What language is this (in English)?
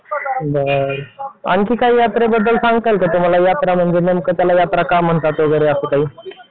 Marathi